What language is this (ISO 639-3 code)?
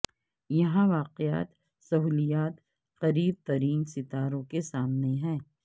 urd